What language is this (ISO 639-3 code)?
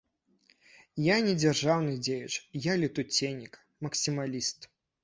bel